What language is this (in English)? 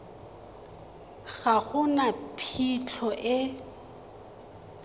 Tswana